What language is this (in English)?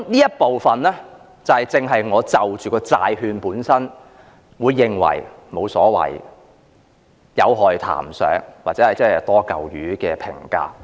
Cantonese